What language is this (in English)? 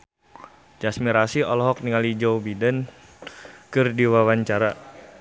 Sundanese